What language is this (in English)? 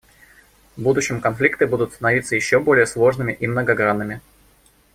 Russian